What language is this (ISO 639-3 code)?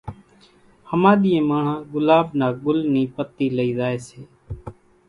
gjk